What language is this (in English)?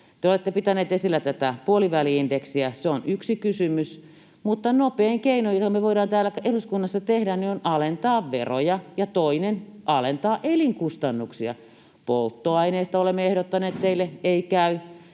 Finnish